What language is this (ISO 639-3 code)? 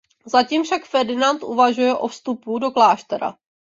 ces